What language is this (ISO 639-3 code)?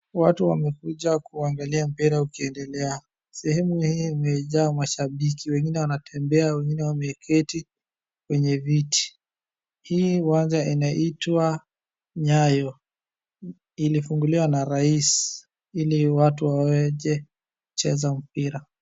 swa